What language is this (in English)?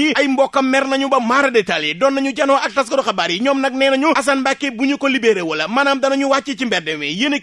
French